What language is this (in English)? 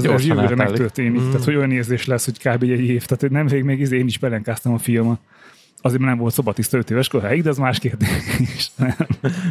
Hungarian